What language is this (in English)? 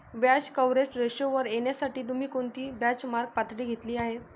Marathi